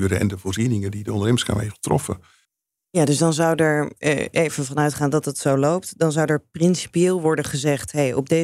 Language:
Dutch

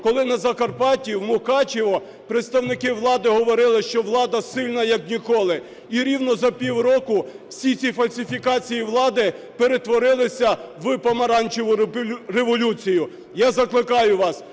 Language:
Ukrainian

